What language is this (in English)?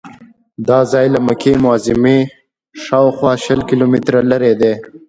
Pashto